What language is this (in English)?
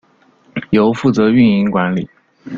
Chinese